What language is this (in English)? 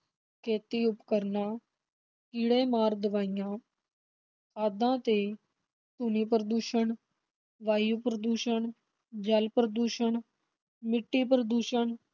Punjabi